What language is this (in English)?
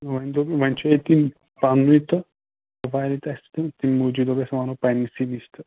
Kashmiri